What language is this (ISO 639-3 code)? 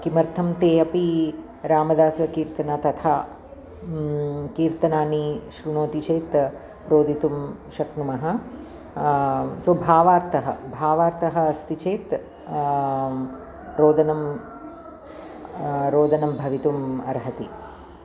san